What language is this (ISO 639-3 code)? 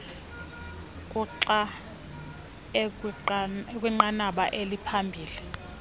xho